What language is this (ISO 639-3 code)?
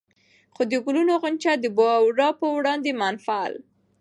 pus